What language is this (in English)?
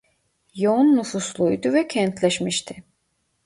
Turkish